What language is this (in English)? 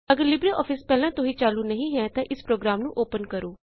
Punjabi